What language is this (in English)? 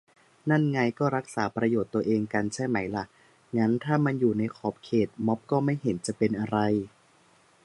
Thai